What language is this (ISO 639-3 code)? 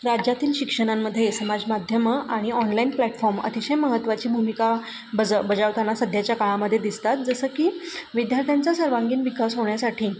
mar